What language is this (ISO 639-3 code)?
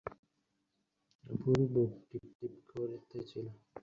ben